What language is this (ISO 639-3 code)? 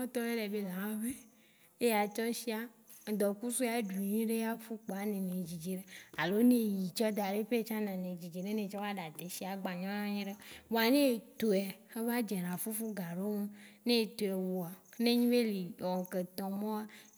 wci